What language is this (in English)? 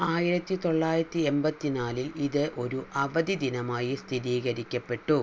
Malayalam